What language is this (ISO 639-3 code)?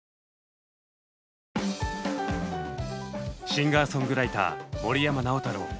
jpn